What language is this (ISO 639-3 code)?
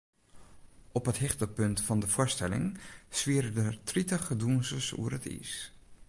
fry